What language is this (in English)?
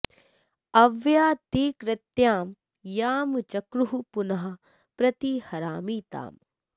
Sanskrit